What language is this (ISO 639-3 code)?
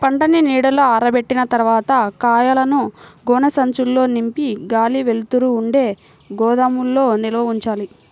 tel